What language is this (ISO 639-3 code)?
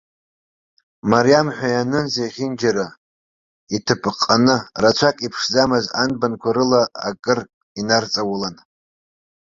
abk